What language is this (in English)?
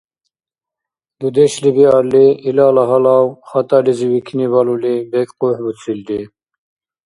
Dargwa